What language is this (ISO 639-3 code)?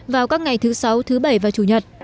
vie